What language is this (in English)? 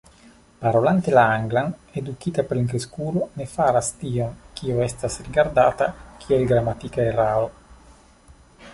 Esperanto